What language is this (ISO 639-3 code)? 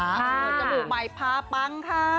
tha